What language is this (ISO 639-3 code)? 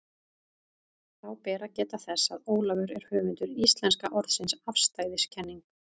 isl